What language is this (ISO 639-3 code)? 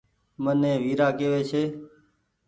gig